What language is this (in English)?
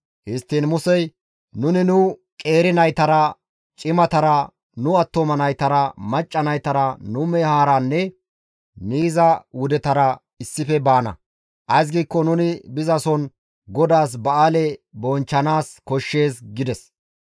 Gamo